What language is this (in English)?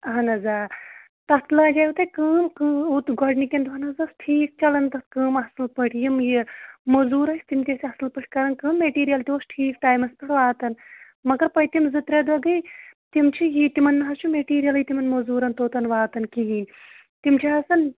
Kashmiri